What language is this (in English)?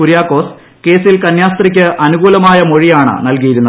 Malayalam